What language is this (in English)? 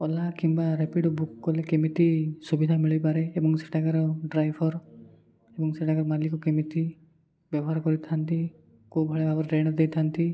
Odia